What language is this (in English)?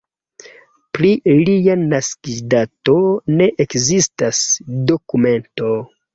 Esperanto